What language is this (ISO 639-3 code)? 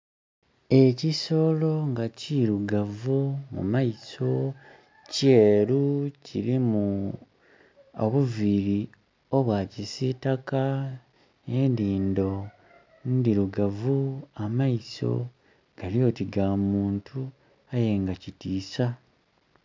xog